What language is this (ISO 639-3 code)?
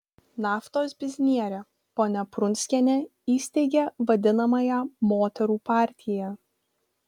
lit